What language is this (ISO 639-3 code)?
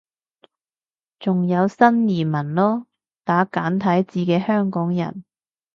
yue